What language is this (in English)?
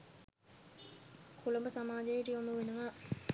Sinhala